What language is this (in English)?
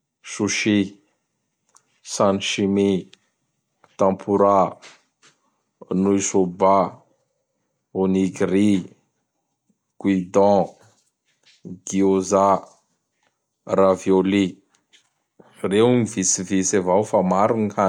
Bara Malagasy